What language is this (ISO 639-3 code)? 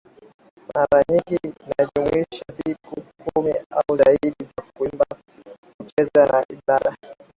swa